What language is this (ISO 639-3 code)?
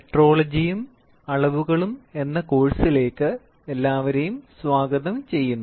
mal